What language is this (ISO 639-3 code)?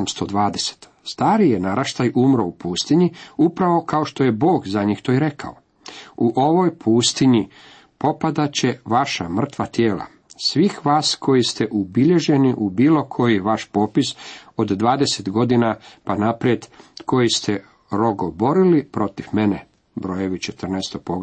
hrv